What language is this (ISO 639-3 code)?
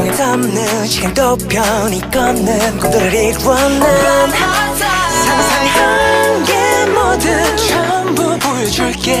kor